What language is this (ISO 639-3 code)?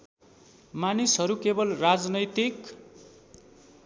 nep